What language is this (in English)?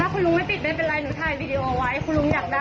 Thai